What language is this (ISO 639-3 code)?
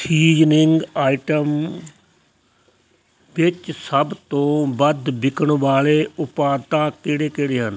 pan